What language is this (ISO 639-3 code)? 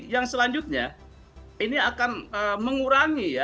ind